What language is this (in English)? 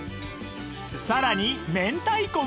Japanese